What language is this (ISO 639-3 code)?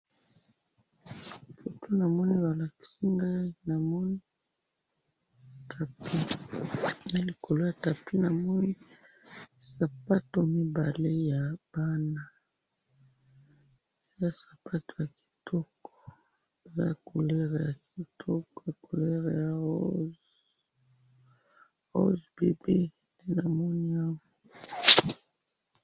lin